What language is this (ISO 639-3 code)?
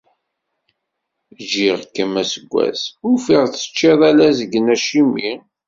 kab